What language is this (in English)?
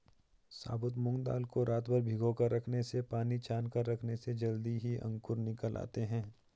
Hindi